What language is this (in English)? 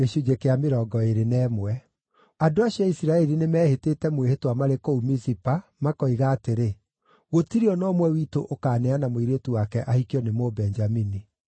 Kikuyu